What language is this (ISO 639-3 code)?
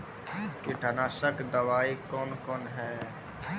mai